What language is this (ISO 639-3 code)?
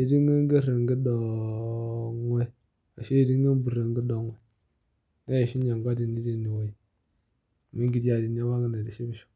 mas